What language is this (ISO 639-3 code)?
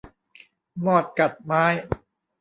tha